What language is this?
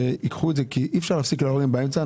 Hebrew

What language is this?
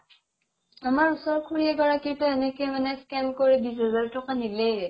Assamese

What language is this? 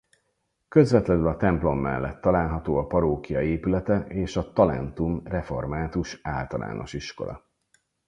Hungarian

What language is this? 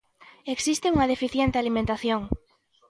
Galician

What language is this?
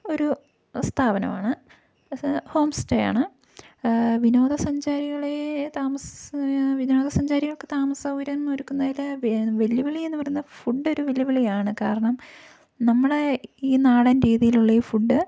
Malayalam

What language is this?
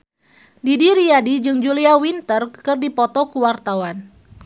Sundanese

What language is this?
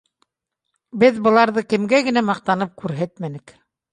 Bashkir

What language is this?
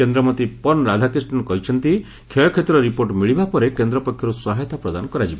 Odia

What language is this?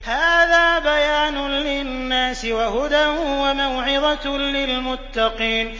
Arabic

